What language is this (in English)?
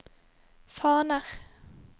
Norwegian